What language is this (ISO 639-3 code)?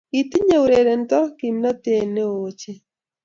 kln